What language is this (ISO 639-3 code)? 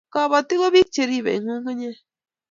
kln